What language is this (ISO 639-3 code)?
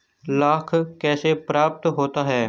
hin